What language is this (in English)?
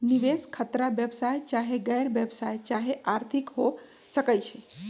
Magahi